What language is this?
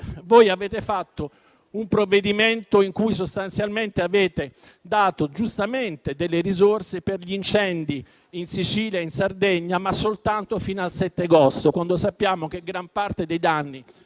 Italian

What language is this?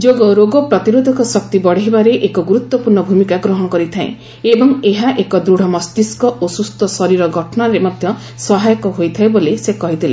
Odia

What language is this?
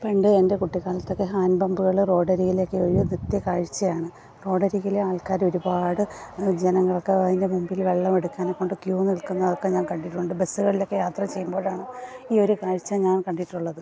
Malayalam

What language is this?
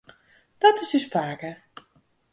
Western Frisian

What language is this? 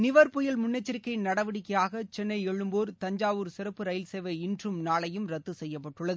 Tamil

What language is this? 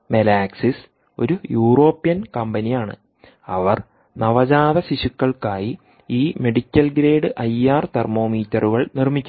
Malayalam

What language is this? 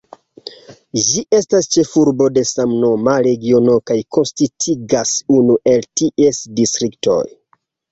Esperanto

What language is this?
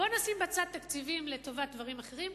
Hebrew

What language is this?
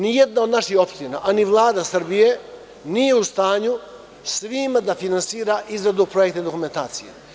Serbian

